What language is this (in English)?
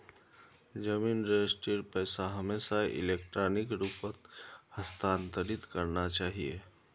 Magahi